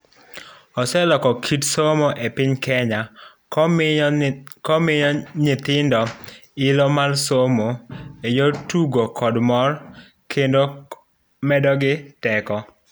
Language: Luo (Kenya and Tanzania)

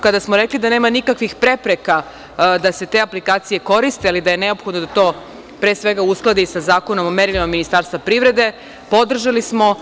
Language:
Serbian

